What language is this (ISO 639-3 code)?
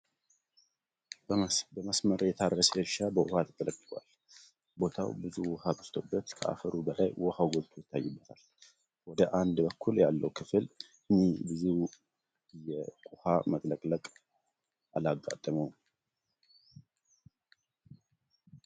amh